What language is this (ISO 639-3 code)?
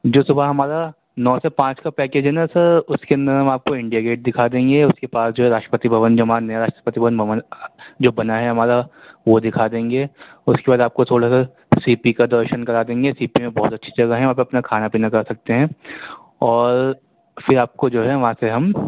urd